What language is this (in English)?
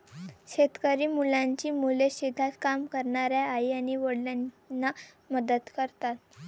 Marathi